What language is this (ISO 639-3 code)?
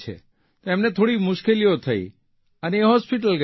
guj